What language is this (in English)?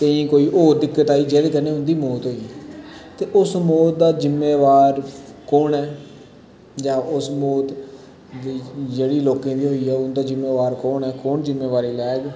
Dogri